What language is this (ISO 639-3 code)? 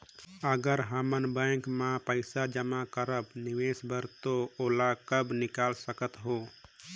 hne